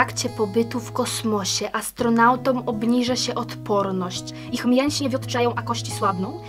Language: Polish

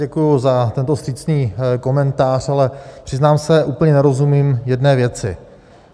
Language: Czech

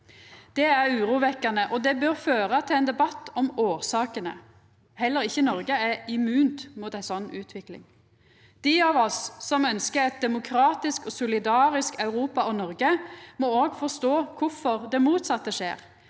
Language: Norwegian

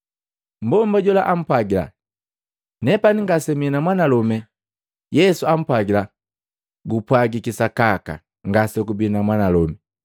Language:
Matengo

